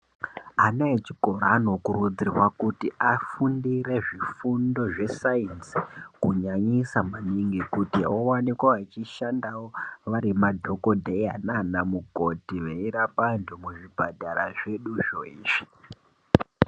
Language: Ndau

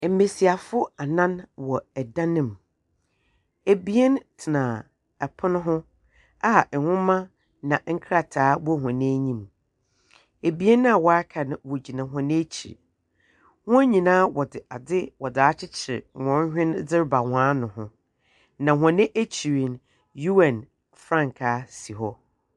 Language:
Akan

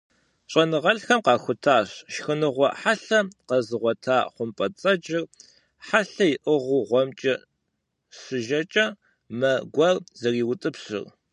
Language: Kabardian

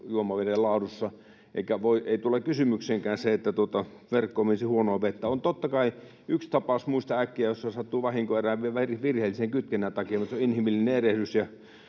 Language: Finnish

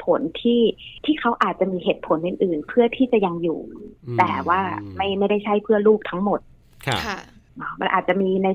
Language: Thai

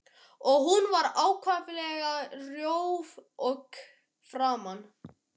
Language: Icelandic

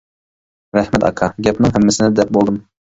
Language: Uyghur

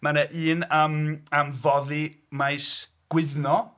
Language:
Welsh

